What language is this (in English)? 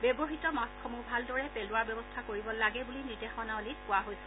Assamese